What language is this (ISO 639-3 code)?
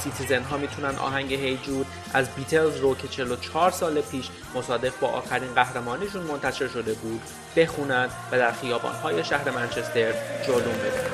fas